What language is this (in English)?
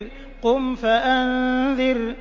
Arabic